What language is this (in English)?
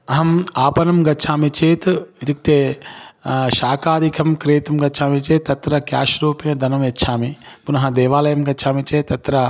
Sanskrit